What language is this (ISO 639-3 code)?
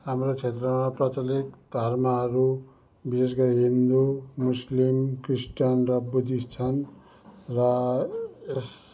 nep